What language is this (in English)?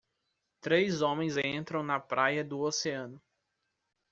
Portuguese